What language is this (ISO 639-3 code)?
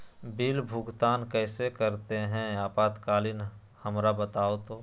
mag